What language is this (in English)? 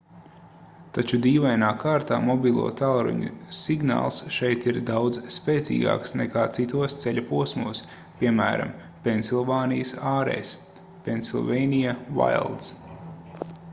Latvian